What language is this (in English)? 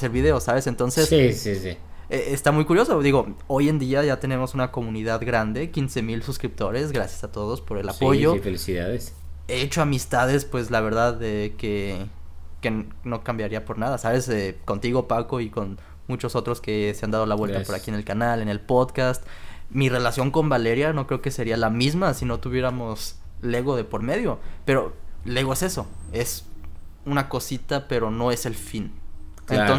Spanish